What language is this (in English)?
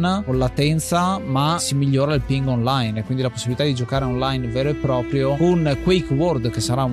Italian